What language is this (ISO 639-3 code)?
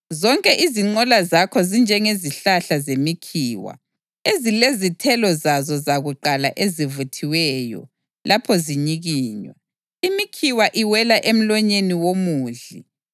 nde